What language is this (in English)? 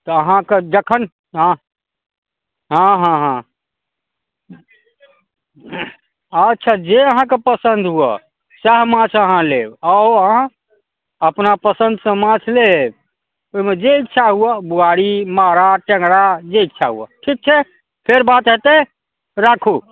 Maithili